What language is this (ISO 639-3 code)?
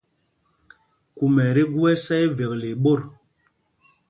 mgg